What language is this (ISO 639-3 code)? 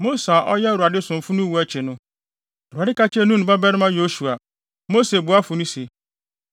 aka